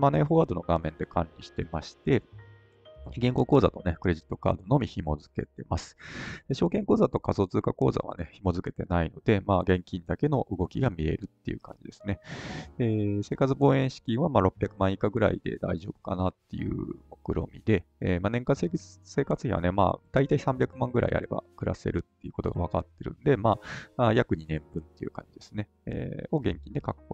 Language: Japanese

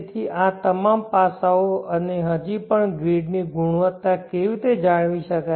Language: Gujarati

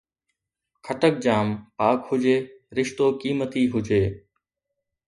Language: Sindhi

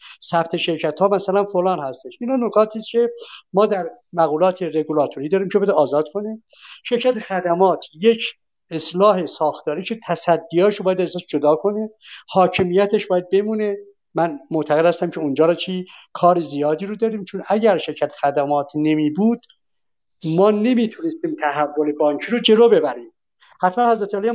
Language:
Persian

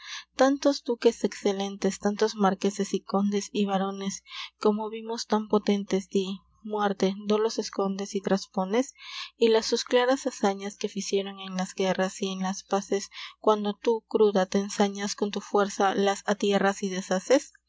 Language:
Spanish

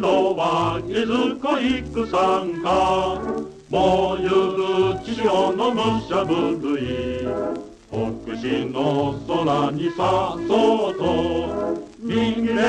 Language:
Polish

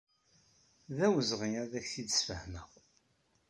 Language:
Kabyle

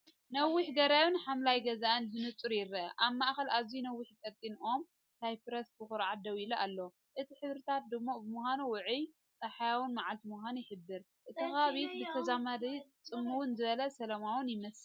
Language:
Tigrinya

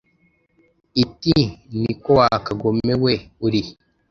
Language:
Kinyarwanda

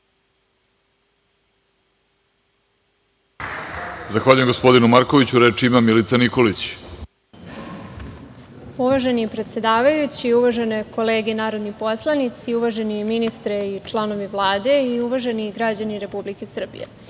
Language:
Serbian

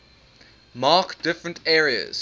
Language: English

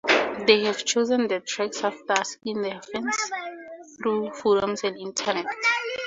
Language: English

